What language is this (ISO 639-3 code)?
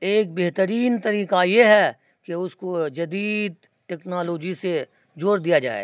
urd